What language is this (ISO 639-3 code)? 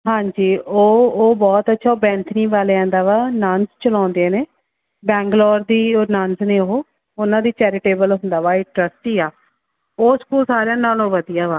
pan